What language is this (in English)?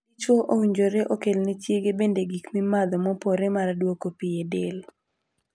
Luo (Kenya and Tanzania)